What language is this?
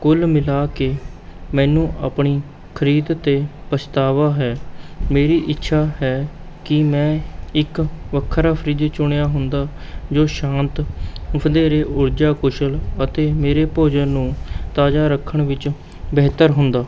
Punjabi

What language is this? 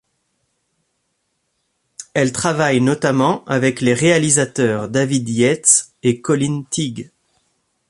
French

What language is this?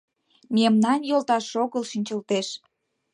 Mari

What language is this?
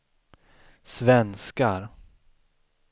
Swedish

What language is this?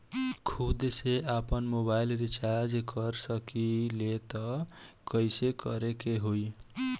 Bhojpuri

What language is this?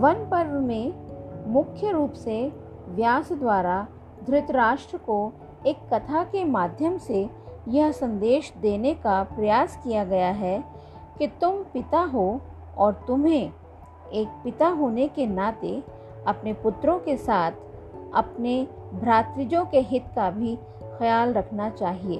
Hindi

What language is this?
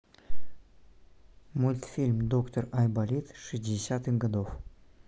Russian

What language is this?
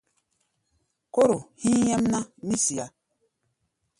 Gbaya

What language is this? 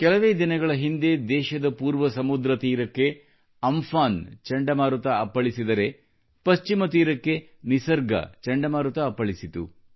Kannada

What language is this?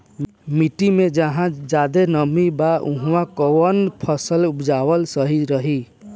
Bhojpuri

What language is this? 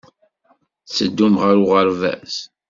Kabyle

